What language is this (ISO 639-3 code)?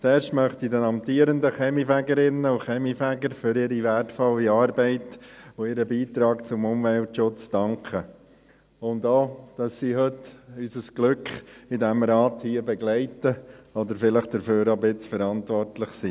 gsw